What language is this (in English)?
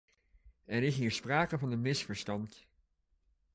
Dutch